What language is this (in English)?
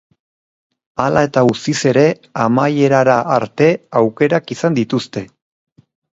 Basque